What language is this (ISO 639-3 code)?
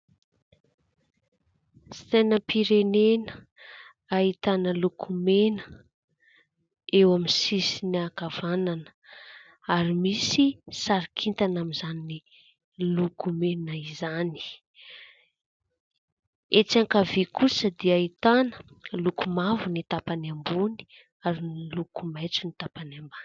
mlg